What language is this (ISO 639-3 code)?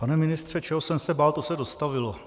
ces